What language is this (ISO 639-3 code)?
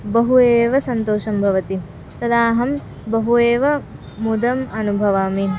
san